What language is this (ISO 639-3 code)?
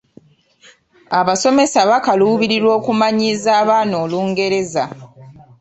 lug